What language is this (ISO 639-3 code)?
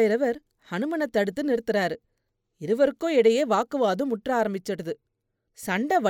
tam